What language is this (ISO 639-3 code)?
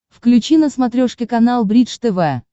rus